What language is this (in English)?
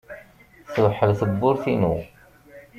Kabyle